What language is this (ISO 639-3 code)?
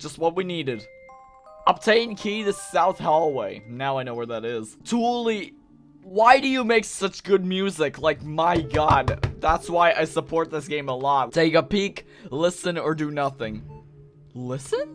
eng